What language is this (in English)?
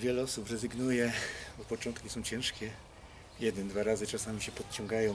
Polish